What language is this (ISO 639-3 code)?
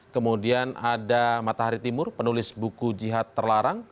ind